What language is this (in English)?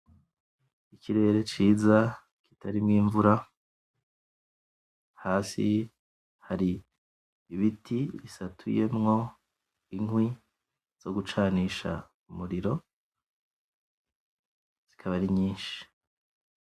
Rundi